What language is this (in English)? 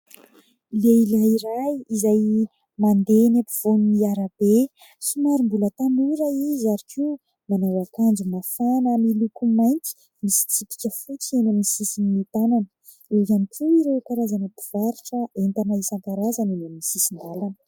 Malagasy